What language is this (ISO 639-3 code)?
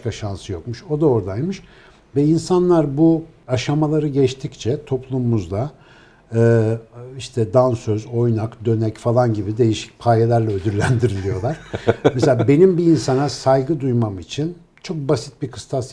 tur